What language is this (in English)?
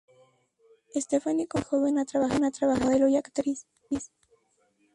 Spanish